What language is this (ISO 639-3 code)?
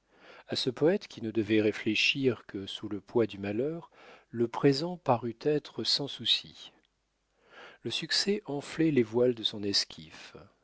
fra